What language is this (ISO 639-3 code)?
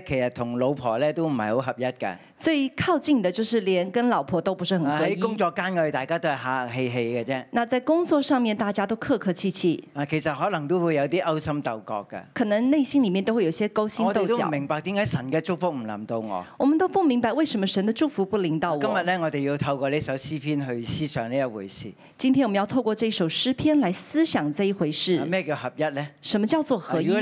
zho